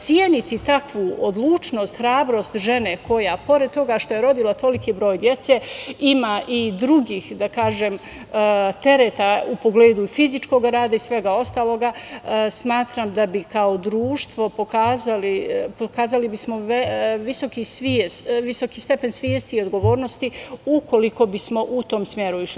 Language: Serbian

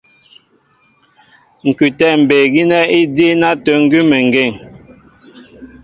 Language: Mbo (Cameroon)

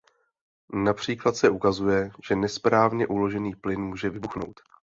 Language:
Czech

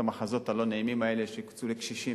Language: Hebrew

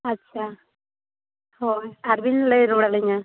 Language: Santali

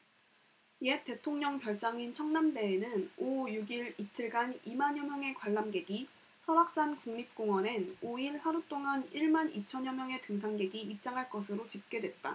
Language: Korean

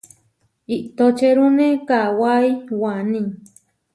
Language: Huarijio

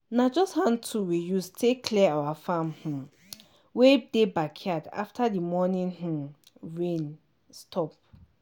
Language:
Nigerian Pidgin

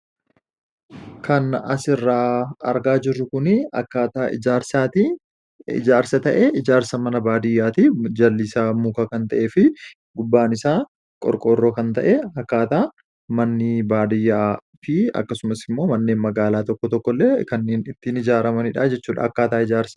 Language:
Oromo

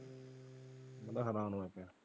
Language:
Punjabi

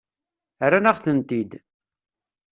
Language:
Kabyle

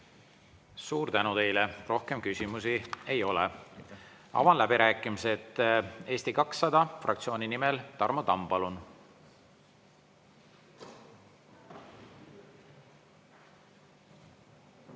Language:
Estonian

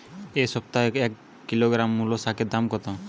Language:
Bangla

